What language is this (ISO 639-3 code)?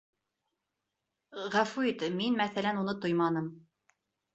bak